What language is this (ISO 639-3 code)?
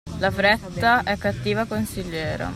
ita